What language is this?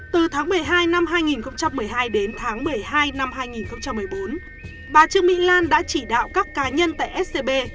Vietnamese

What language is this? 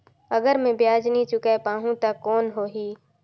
Chhattisgarhi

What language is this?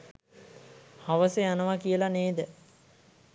Sinhala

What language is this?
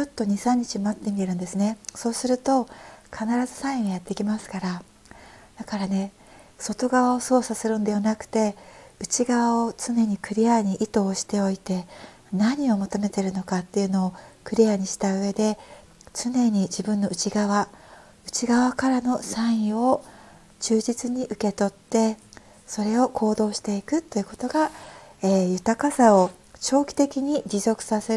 Japanese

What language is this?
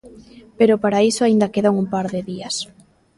Galician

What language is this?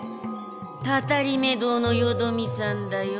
Japanese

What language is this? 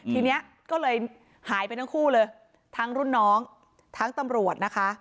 Thai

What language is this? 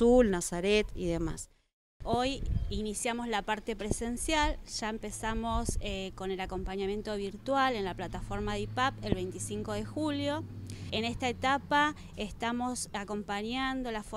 Spanish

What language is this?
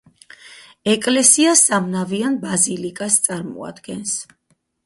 Georgian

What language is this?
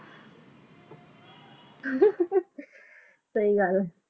Punjabi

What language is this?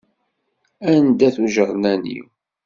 Kabyle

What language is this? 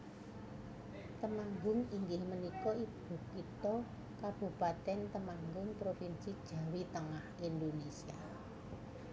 Javanese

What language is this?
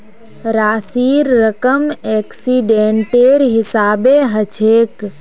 Magahi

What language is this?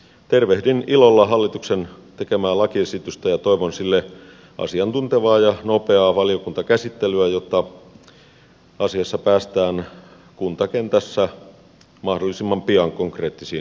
Finnish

